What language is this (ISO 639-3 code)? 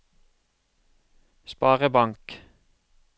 nor